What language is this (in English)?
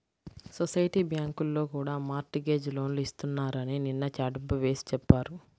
Telugu